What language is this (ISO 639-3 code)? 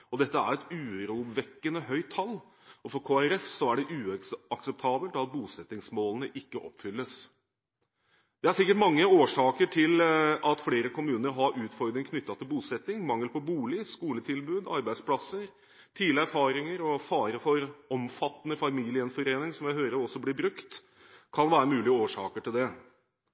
nob